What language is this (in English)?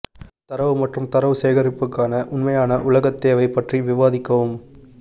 Tamil